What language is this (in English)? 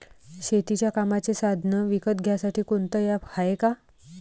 Marathi